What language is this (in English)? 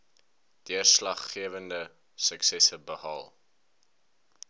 Afrikaans